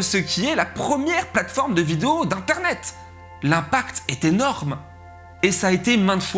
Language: French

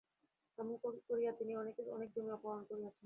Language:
Bangla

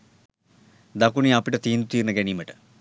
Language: Sinhala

